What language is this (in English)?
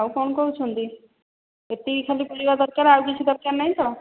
Odia